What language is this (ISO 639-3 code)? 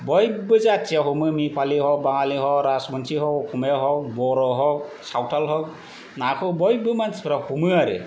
brx